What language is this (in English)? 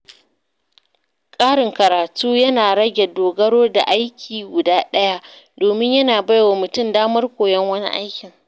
Hausa